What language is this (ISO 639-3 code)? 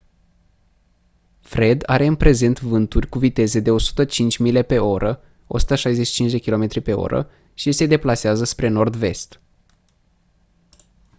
ron